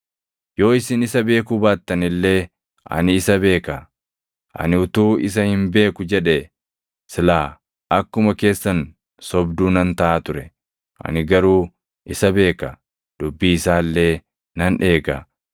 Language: Oromo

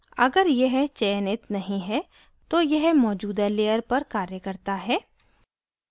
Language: Hindi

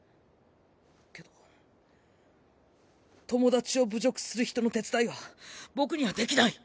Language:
Japanese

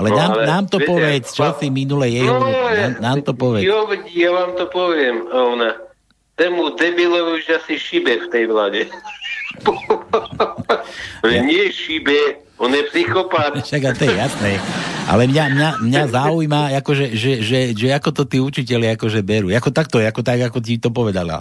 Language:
Slovak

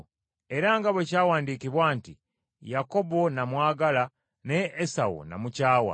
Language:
Ganda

